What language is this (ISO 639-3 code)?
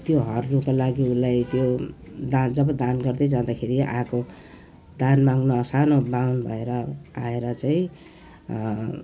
nep